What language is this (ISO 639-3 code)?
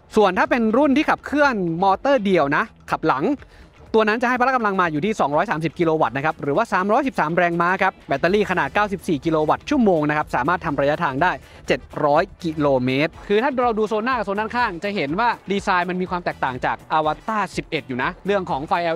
tha